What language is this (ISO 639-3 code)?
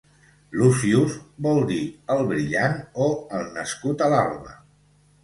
cat